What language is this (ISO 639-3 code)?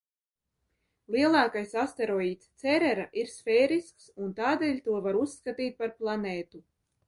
lav